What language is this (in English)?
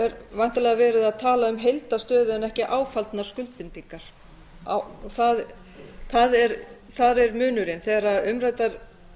Icelandic